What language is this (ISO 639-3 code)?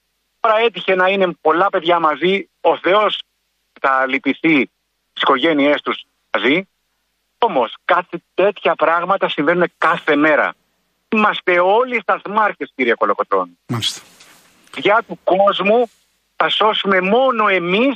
ell